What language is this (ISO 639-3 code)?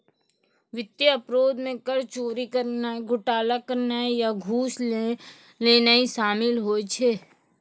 mai